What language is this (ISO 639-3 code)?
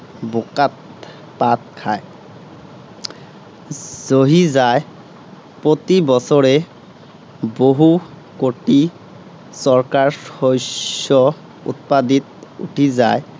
asm